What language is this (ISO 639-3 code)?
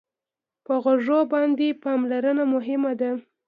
pus